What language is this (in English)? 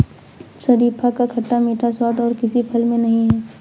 Hindi